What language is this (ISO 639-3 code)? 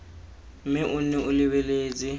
tsn